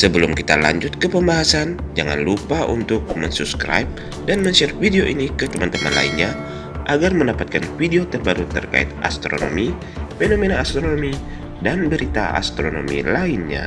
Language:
Indonesian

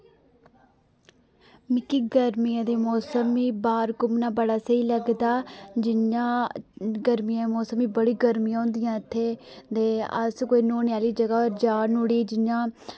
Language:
Dogri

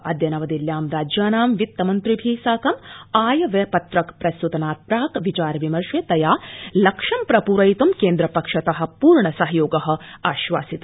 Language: Sanskrit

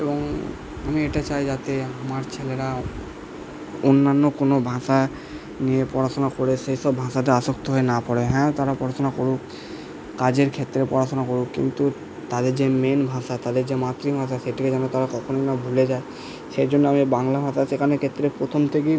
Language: Bangla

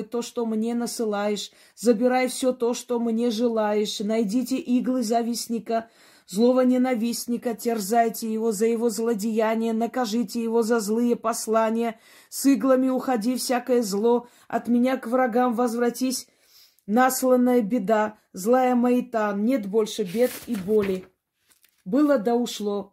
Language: Russian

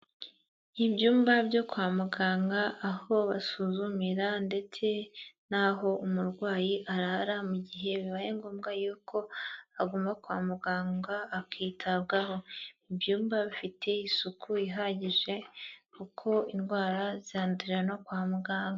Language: Kinyarwanda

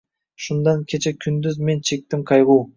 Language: Uzbek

